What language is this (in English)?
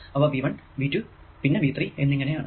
Malayalam